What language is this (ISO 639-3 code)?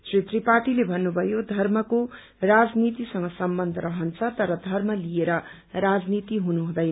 nep